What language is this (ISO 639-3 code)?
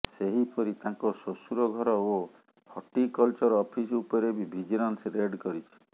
ori